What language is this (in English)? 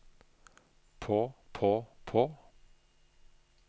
Norwegian